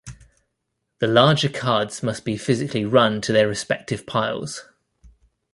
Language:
English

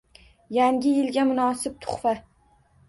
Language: Uzbek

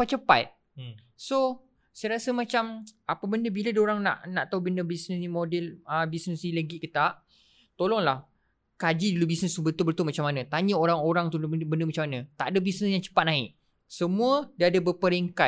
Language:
Malay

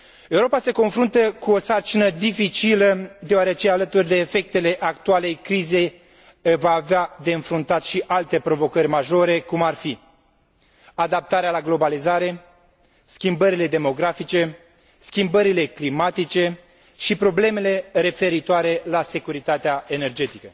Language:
Romanian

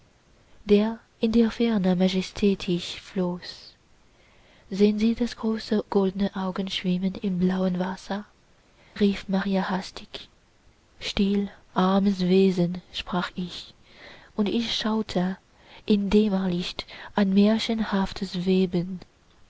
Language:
German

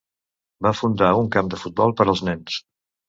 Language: Catalan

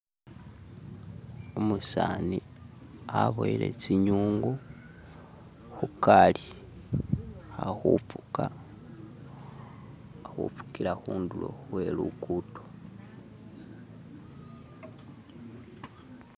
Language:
Masaaba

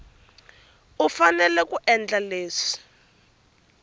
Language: Tsonga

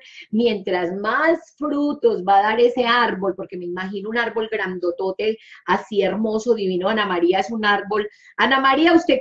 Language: Spanish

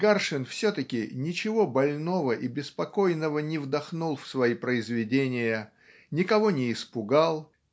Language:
Russian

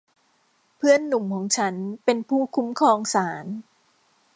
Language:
Thai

